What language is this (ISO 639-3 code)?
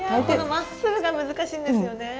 jpn